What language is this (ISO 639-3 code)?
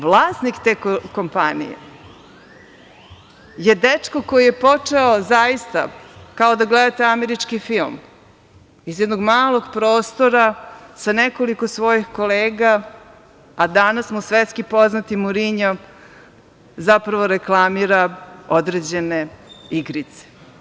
srp